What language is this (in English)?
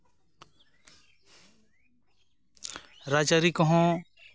Santali